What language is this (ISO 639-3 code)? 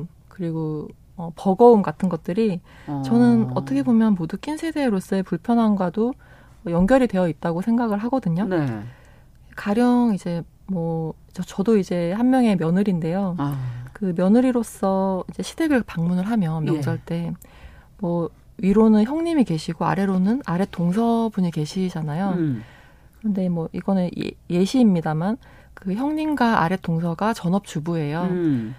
kor